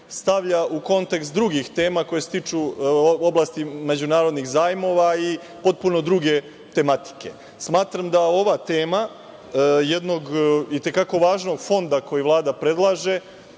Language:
Serbian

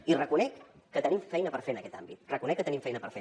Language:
Catalan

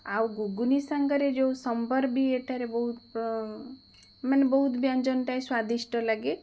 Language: Odia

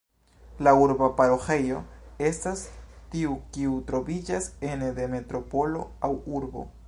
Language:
Esperanto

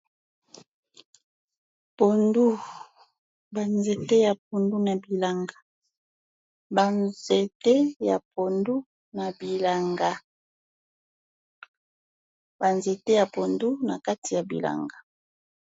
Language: Lingala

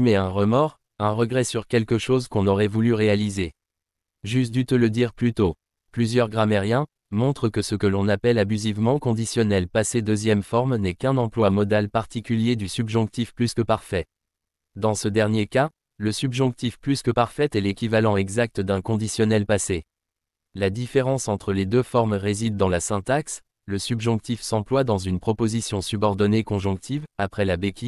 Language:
French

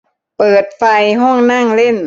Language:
Thai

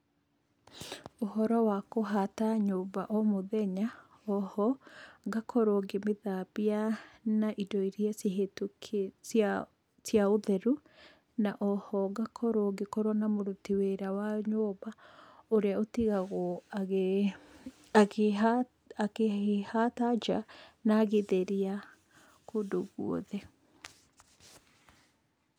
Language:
Kikuyu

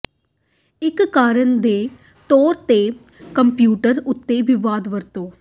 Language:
Punjabi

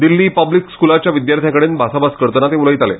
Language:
Konkani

